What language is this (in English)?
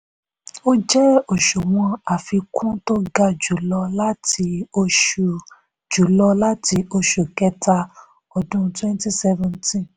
Yoruba